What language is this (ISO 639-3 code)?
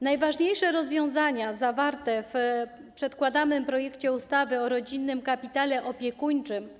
pol